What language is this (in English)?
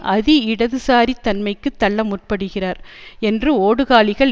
Tamil